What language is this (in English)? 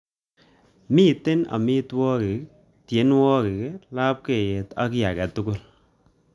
Kalenjin